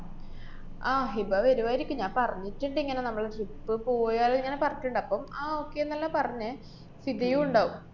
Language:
Malayalam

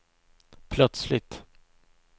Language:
Swedish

